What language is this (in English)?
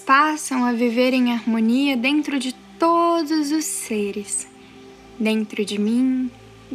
Portuguese